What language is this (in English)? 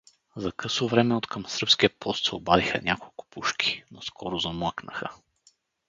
Bulgarian